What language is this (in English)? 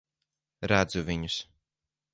Latvian